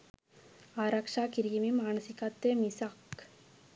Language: Sinhala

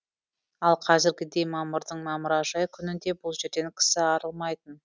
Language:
Kazakh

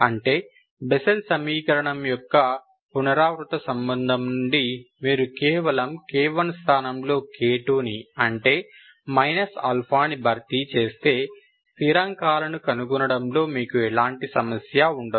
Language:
Telugu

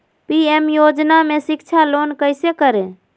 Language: Magahi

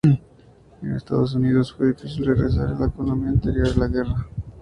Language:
Spanish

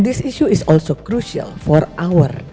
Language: Indonesian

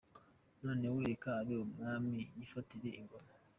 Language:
Kinyarwanda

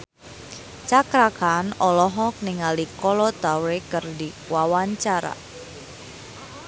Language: Sundanese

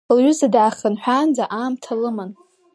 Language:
Abkhazian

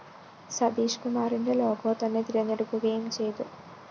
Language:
Malayalam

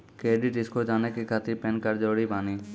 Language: Maithili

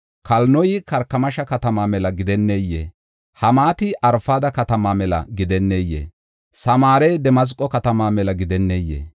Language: Gofa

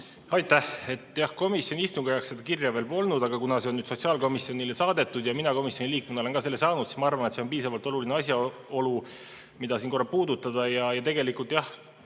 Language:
Estonian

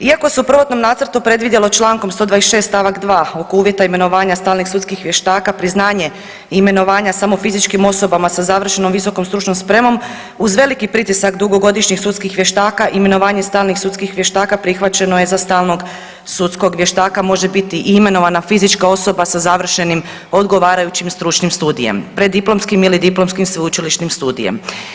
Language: Croatian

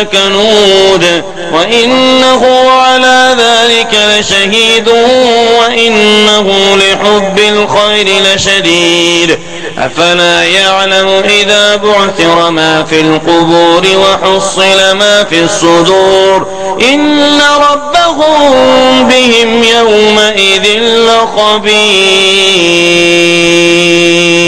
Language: Arabic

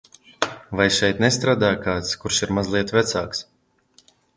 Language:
Latvian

